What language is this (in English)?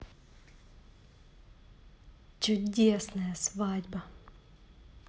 Russian